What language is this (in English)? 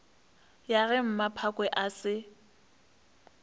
Northern Sotho